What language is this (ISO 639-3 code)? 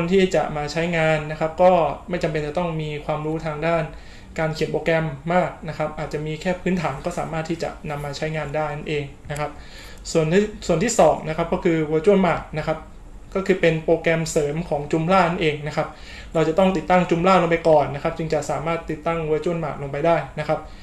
tha